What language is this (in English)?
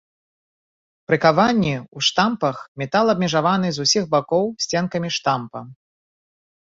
Belarusian